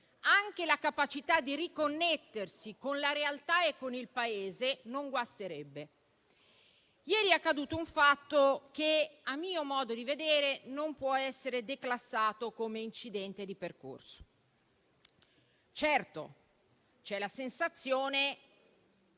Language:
Italian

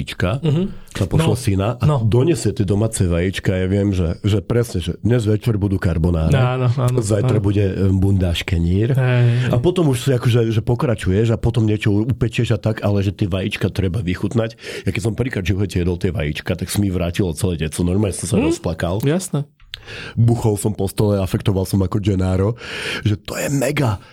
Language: Slovak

